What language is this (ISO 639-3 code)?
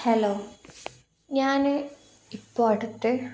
mal